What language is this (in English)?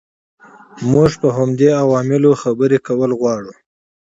Pashto